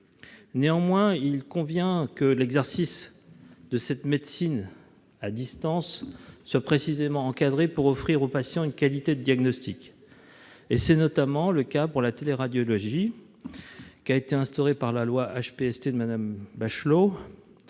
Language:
French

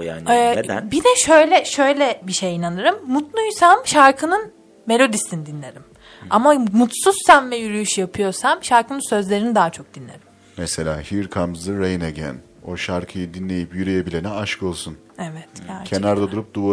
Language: Turkish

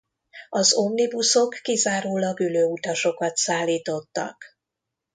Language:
Hungarian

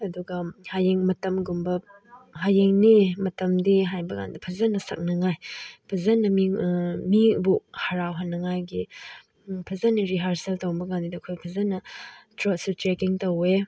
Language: Manipuri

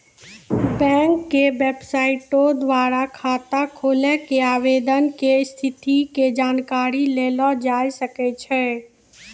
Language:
Maithili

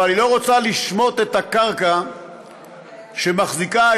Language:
Hebrew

